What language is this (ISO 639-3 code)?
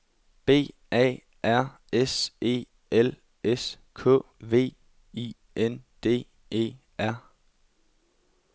dan